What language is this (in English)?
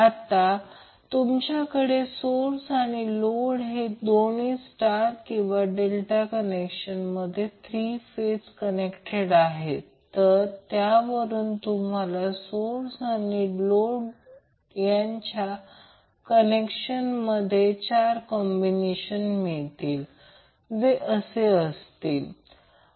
Marathi